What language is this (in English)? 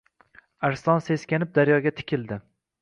Uzbek